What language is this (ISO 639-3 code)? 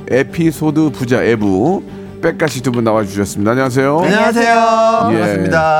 kor